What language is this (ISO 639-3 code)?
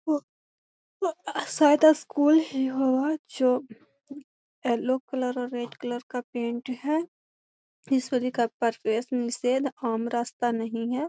mag